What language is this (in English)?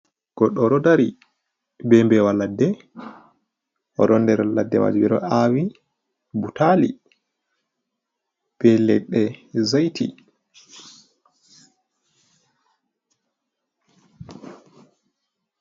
Fula